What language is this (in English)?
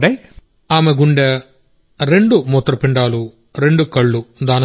Telugu